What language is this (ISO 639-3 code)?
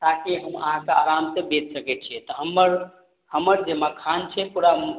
mai